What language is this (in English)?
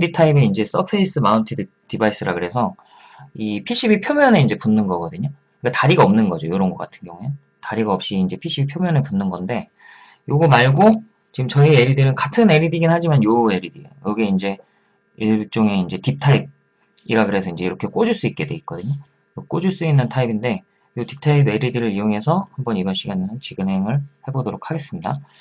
Korean